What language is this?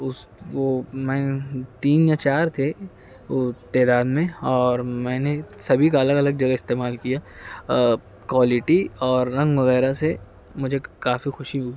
Urdu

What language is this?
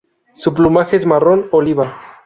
Spanish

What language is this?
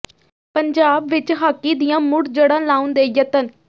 Punjabi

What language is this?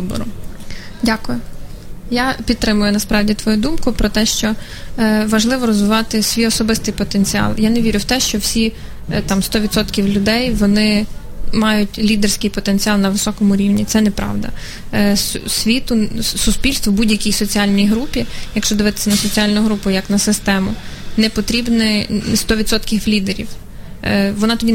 Ukrainian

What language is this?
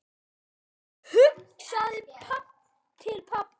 Icelandic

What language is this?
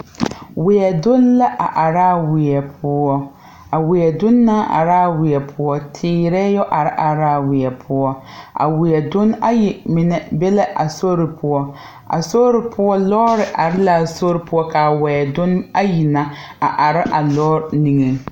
Southern Dagaare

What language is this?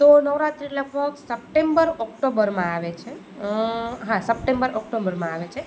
Gujarati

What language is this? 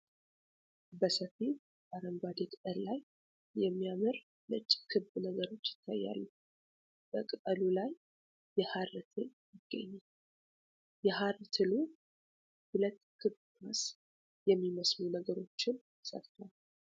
Amharic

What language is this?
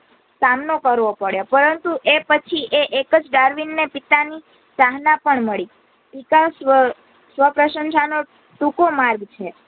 Gujarati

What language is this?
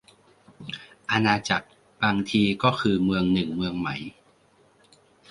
Thai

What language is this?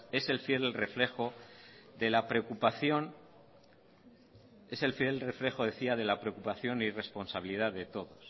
Spanish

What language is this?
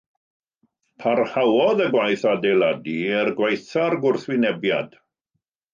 Welsh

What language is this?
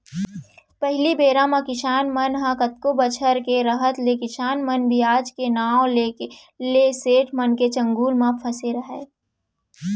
Chhattisgarhi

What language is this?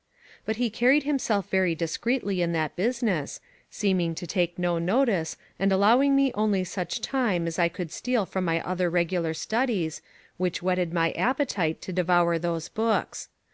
English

